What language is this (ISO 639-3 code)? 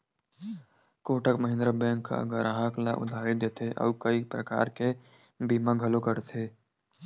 hne